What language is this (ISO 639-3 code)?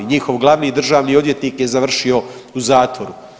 hrv